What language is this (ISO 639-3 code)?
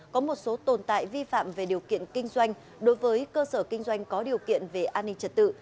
vie